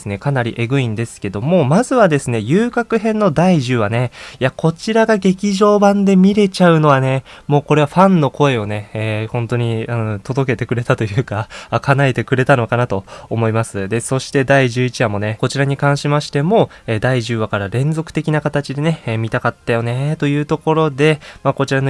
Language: Japanese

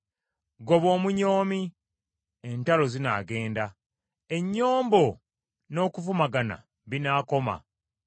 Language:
Ganda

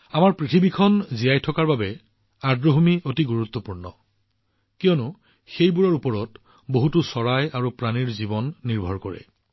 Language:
Assamese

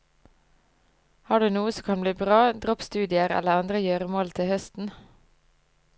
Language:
Norwegian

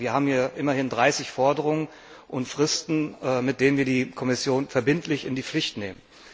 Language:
German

